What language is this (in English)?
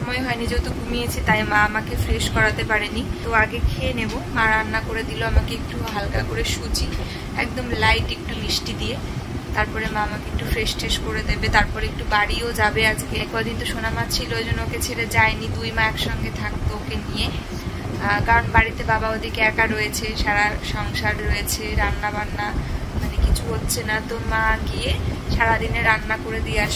Bangla